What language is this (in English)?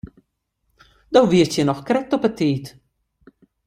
Western Frisian